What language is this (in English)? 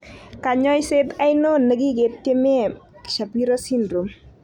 Kalenjin